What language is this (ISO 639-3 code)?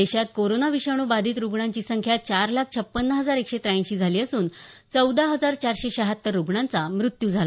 mar